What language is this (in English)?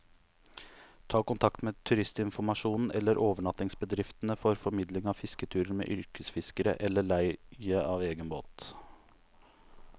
Norwegian